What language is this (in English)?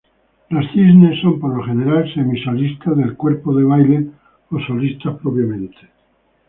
Spanish